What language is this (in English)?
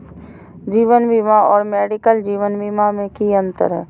Magahi